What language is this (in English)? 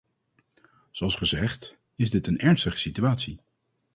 Dutch